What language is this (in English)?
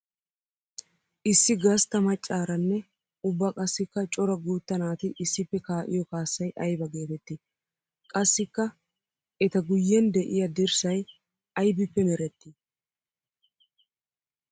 Wolaytta